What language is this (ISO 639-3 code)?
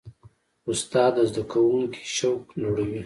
pus